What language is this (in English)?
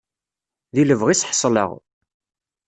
Kabyle